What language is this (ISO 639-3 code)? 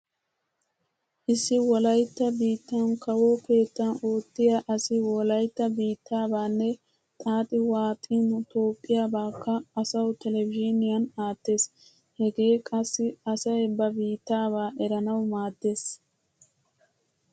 wal